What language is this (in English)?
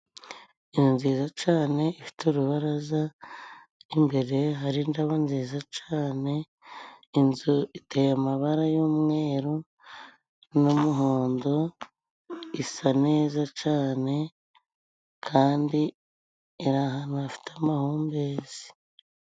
Kinyarwanda